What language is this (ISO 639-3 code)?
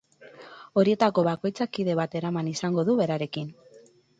eus